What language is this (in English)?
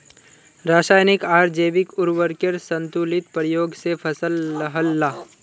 Magahi